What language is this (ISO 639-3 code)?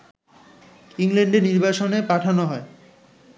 ben